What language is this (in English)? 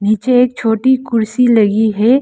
Hindi